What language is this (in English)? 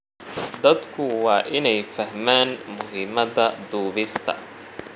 Somali